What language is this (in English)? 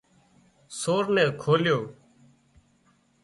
Wadiyara Koli